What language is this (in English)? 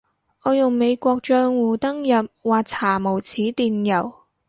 Cantonese